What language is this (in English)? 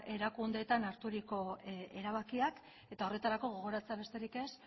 Basque